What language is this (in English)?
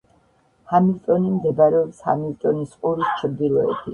Georgian